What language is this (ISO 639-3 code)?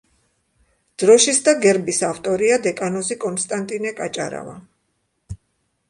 kat